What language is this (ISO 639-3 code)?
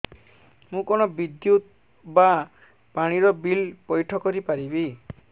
ori